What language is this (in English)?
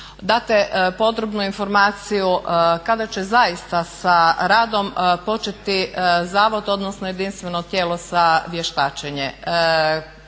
Croatian